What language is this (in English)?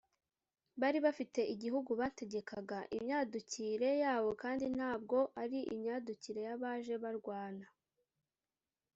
Kinyarwanda